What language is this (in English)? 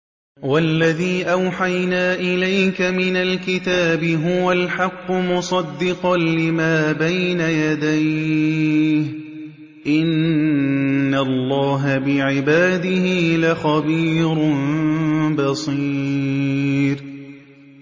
Arabic